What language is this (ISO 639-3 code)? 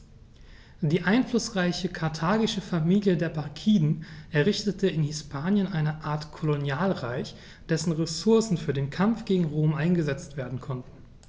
deu